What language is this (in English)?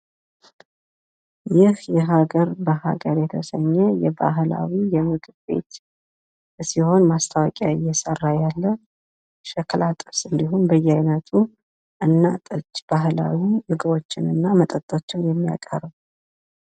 Amharic